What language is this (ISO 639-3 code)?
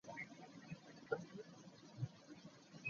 lug